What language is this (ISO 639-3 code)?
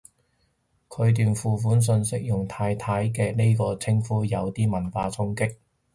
yue